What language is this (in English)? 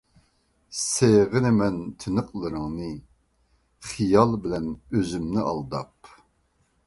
Uyghur